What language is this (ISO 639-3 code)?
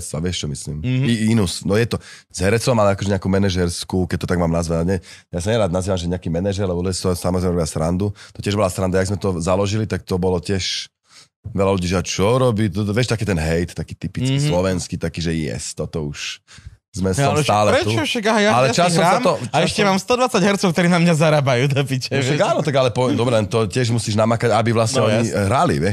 slk